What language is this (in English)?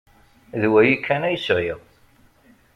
Kabyle